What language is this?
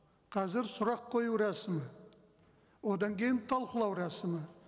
Kazakh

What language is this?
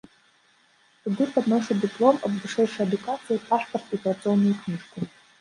Belarusian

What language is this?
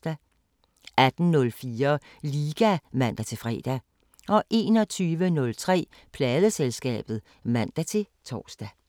Danish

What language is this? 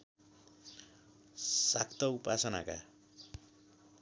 Nepali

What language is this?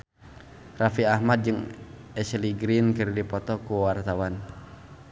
Sundanese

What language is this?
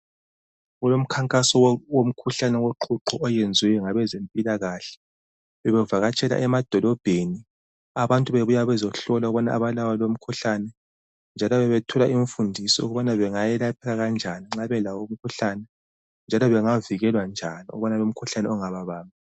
North Ndebele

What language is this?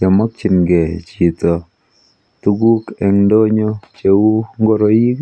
Kalenjin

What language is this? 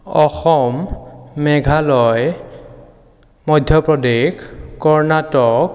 Assamese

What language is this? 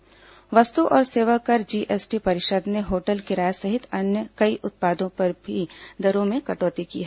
Hindi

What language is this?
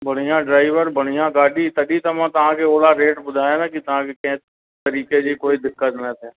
Sindhi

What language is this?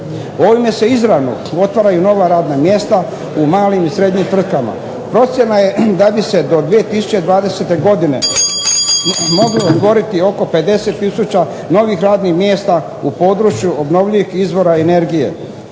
Croatian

